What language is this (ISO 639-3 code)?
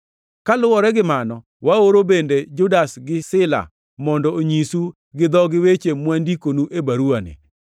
luo